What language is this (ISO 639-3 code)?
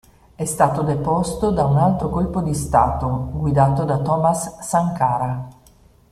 ita